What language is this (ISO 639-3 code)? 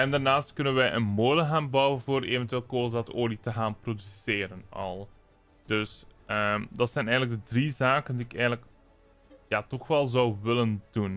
nld